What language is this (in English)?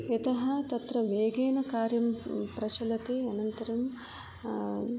Sanskrit